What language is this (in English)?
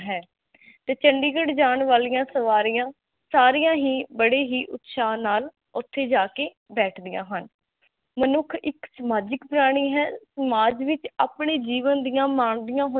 Punjabi